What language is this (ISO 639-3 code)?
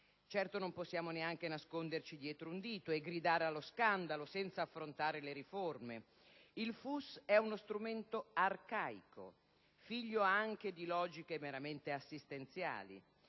ita